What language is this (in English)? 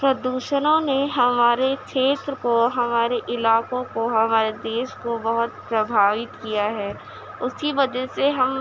Urdu